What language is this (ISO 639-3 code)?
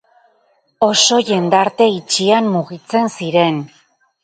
eus